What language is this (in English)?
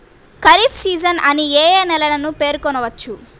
Telugu